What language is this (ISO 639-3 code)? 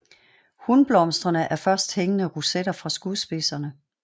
dan